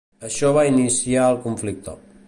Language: Catalan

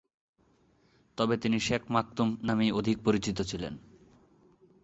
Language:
Bangla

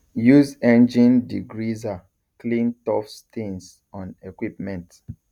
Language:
Nigerian Pidgin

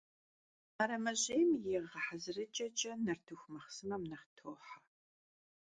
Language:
Kabardian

